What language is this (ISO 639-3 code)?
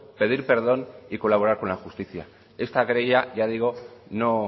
spa